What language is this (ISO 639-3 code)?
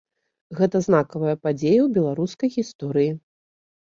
bel